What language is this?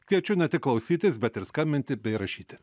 Lithuanian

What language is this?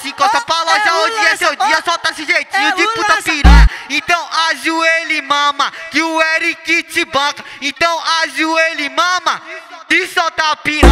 Portuguese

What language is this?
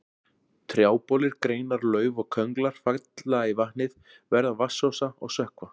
Icelandic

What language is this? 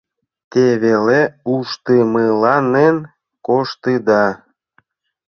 Mari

